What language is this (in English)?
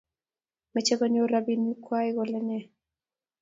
Kalenjin